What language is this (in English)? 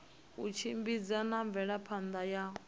Venda